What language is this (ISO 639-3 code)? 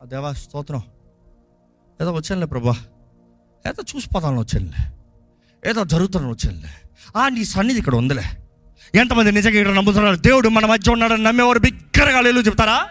tel